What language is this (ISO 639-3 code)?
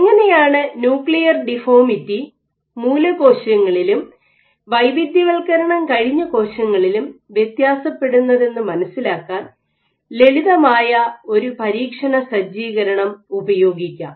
mal